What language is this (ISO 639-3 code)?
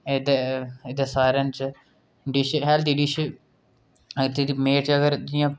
doi